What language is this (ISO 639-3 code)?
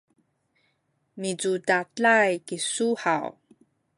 szy